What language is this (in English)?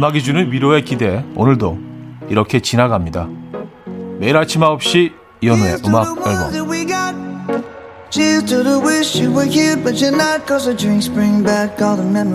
Korean